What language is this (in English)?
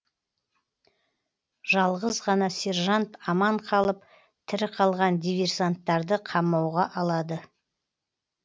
Kazakh